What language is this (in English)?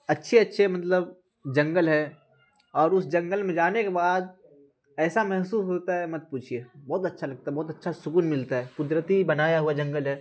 Urdu